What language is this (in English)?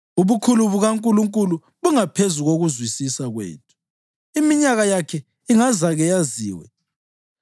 North Ndebele